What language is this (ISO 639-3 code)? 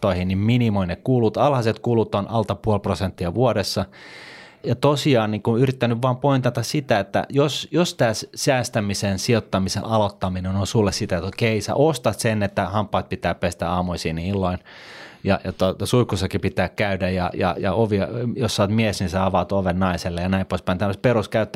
fin